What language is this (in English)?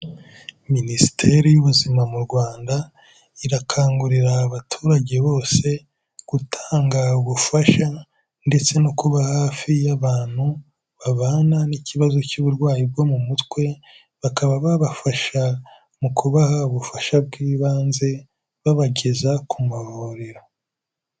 Kinyarwanda